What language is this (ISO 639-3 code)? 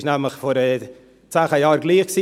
gsw